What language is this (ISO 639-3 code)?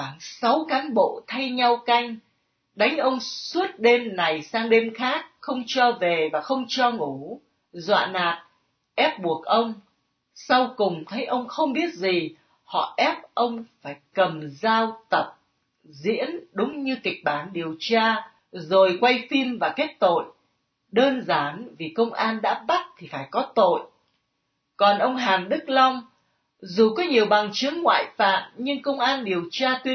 vie